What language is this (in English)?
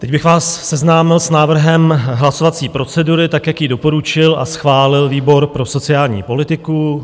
Czech